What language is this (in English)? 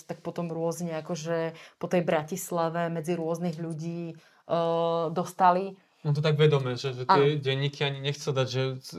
Slovak